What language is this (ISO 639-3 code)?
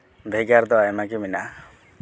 sat